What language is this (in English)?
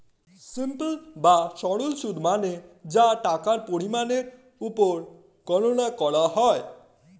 Bangla